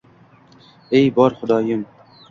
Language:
Uzbek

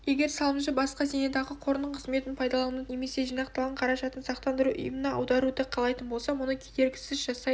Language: Kazakh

